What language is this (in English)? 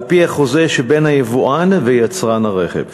Hebrew